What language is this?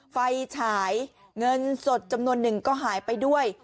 Thai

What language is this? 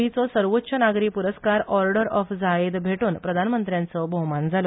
Konkani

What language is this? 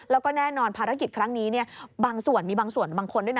Thai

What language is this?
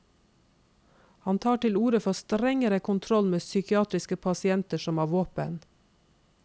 Norwegian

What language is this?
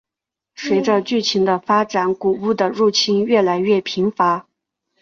Chinese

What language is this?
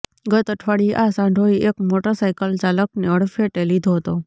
Gujarati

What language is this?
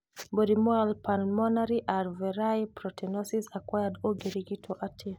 Kikuyu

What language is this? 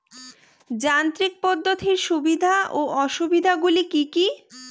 Bangla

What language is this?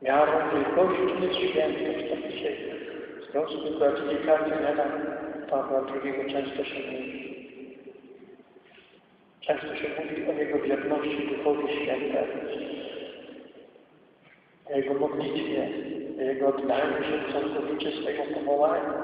Polish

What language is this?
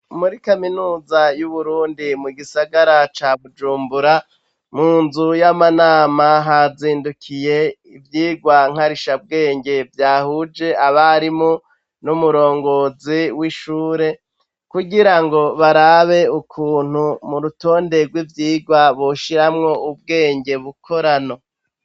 Rundi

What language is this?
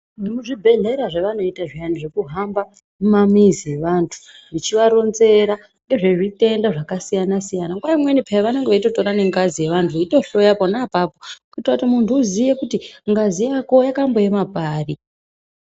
Ndau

